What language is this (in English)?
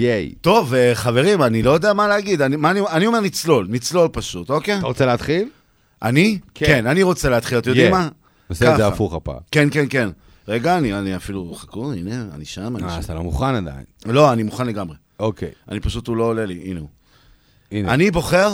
Hebrew